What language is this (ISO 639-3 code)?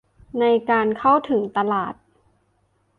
tha